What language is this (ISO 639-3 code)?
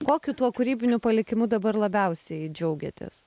lit